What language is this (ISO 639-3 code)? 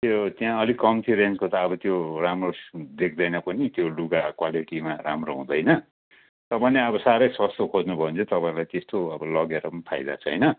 nep